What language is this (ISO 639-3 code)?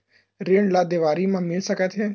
hne